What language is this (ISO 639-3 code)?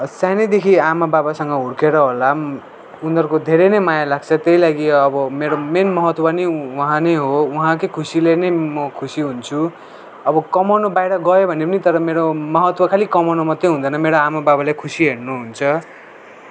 nep